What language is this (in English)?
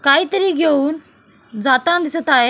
Marathi